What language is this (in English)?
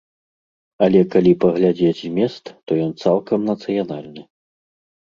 Belarusian